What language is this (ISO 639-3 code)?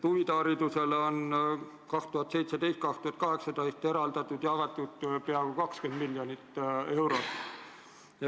est